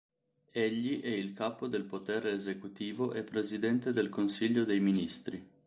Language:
Italian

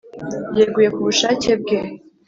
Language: Kinyarwanda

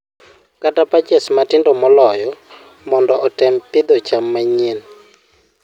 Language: Luo (Kenya and Tanzania)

